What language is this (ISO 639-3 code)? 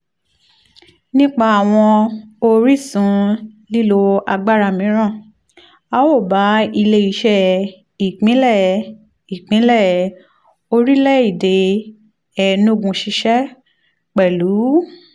yor